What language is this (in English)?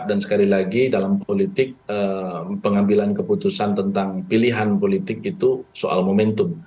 Indonesian